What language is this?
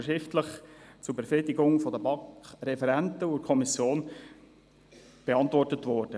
Swiss German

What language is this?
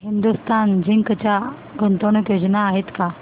Marathi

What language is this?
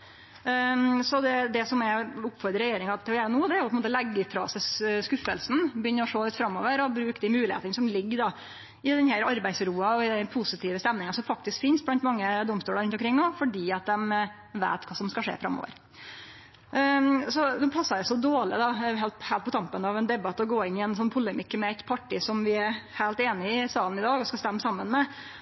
Norwegian Nynorsk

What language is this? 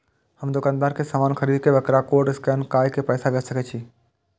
Maithili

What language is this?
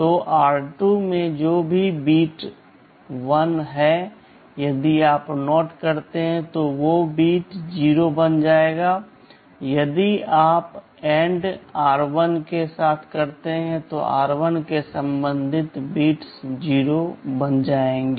Hindi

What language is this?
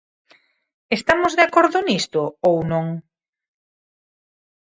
Galician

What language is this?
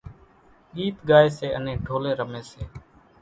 Kachi Koli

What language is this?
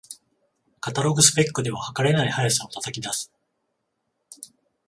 Japanese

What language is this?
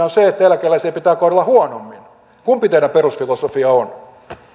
Finnish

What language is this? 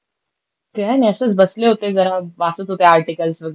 Marathi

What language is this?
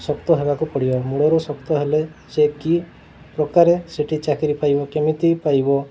Odia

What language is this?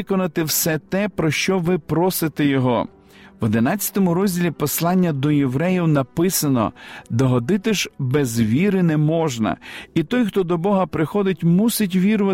Ukrainian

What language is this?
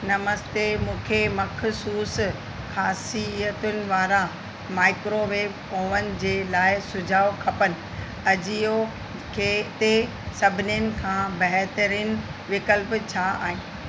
Sindhi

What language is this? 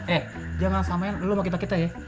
Indonesian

